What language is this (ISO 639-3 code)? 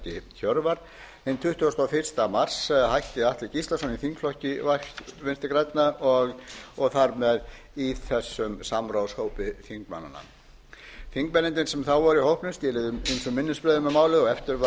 isl